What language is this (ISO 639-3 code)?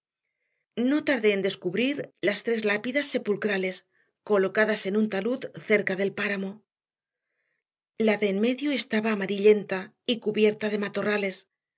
spa